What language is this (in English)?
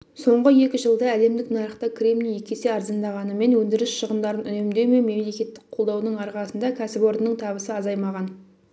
Kazakh